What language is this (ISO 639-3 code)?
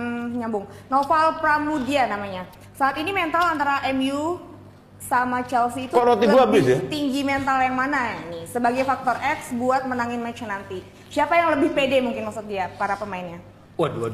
ind